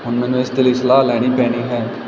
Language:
Punjabi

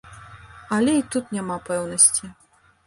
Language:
Belarusian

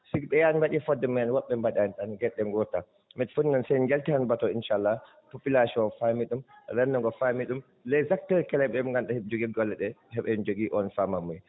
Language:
Fula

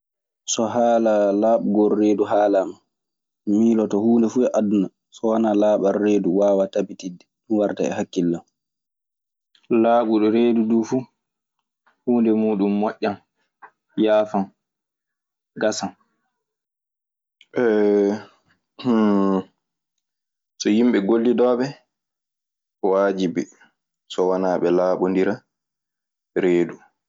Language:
Maasina Fulfulde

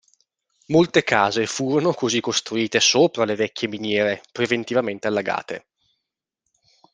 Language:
Italian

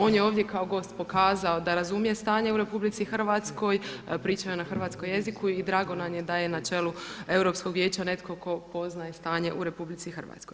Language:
Croatian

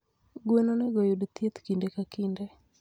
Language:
Luo (Kenya and Tanzania)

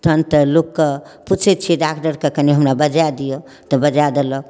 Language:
Maithili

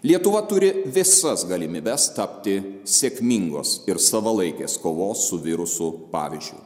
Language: Lithuanian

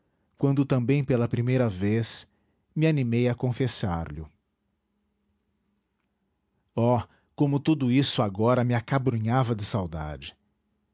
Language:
Portuguese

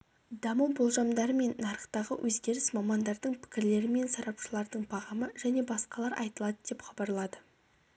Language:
Kazakh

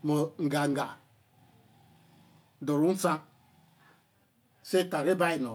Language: Eleme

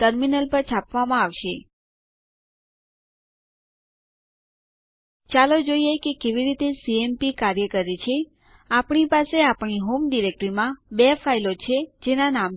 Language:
Gujarati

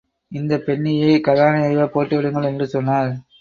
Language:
Tamil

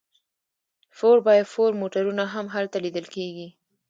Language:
Pashto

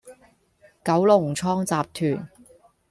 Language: Cantonese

